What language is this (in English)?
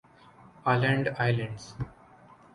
Urdu